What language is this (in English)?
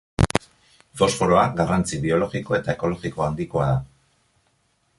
Basque